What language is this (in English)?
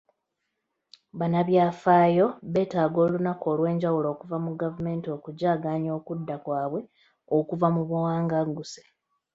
Ganda